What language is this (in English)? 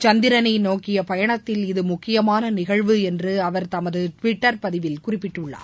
Tamil